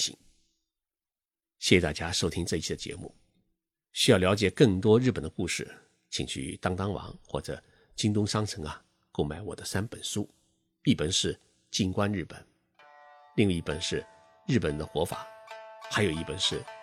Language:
Chinese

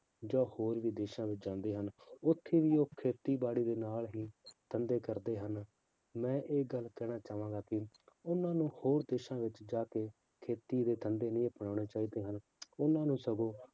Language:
Punjabi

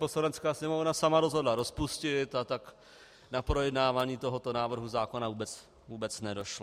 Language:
Czech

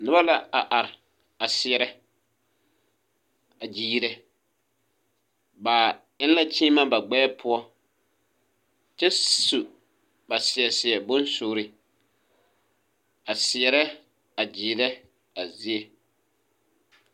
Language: Southern Dagaare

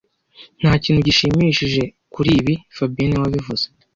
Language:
Kinyarwanda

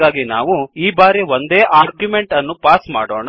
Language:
Kannada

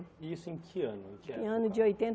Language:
Portuguese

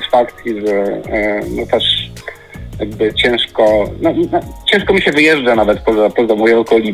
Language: Polish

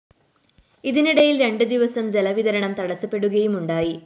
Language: Malayalam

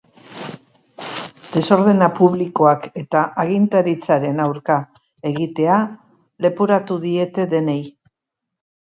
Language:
Basque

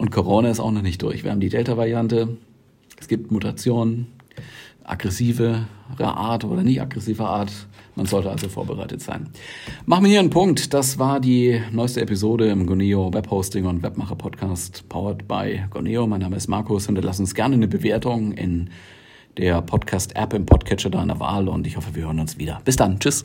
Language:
German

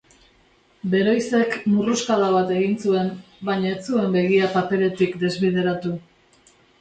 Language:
Basque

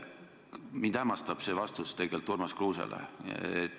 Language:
Estonian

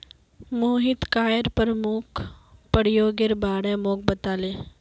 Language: Magahi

